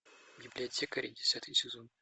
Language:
Russian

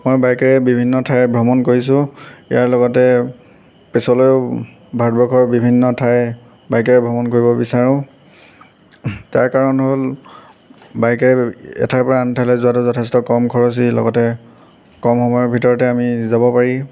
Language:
Assamese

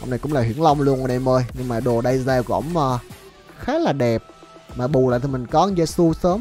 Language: Vietnamese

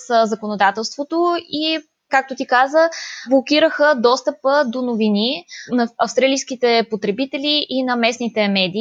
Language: Bulgarian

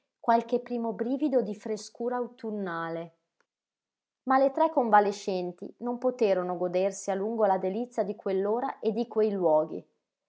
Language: Italian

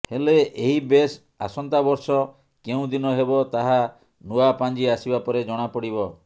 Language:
Odia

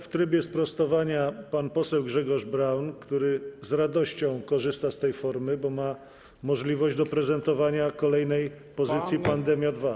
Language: Polish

